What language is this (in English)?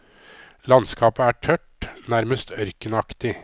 Norwegian